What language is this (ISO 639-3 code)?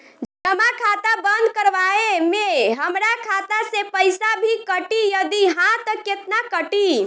bho